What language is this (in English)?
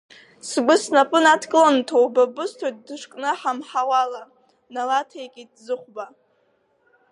Abkhazian